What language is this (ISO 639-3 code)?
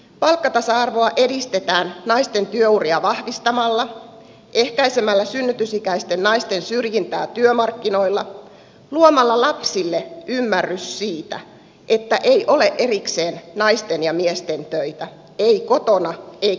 fin